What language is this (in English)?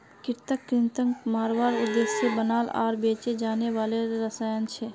Magahi